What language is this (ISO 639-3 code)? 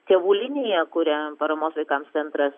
lit